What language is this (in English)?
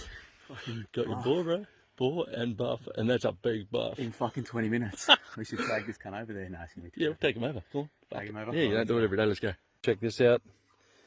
English